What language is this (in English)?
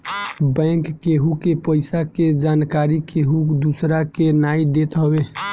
Bhojpuri